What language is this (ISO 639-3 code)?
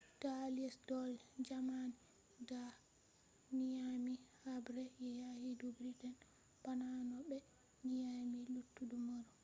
ful